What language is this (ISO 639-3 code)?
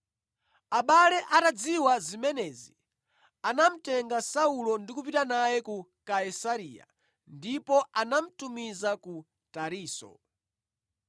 nya